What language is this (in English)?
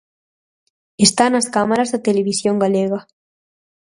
Galician